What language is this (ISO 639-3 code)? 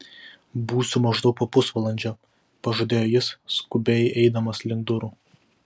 lit